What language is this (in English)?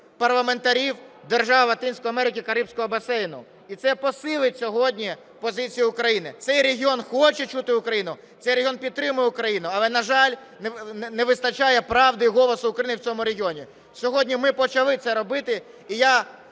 Ukrainian